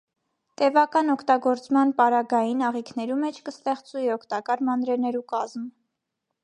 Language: Armenian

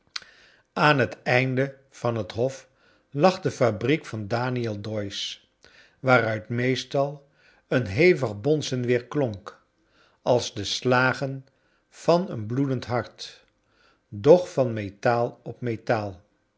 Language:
Dutch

